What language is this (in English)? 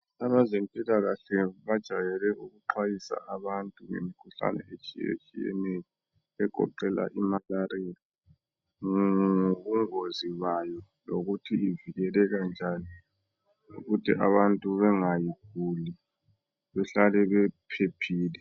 North Ndebele